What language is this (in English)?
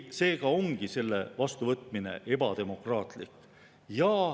Estonian